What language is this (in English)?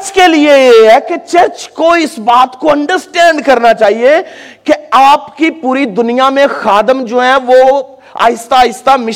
Urdu